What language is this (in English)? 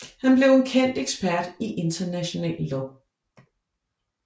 Danish